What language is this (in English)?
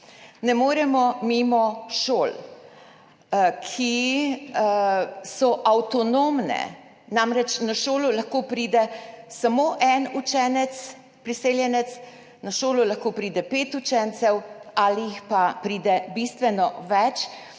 Slovenian